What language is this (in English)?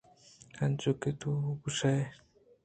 Eastern Balochi